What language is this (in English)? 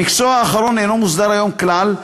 Hebrew